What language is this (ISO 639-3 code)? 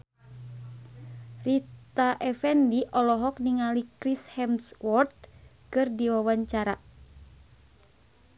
sun